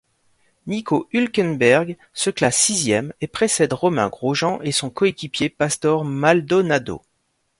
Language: French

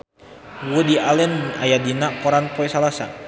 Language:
Sundanese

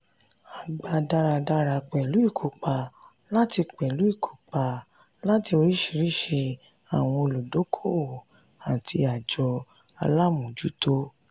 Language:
Yoruba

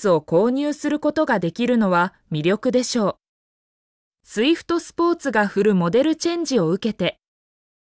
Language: Japanese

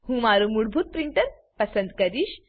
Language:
Gujarati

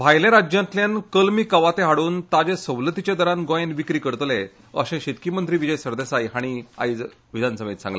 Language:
Konkani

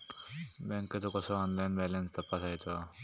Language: Marathi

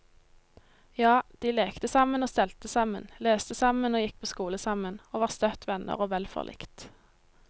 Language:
Norwegian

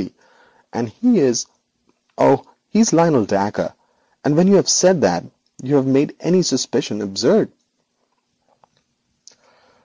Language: English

